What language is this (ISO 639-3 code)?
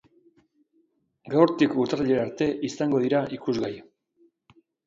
eus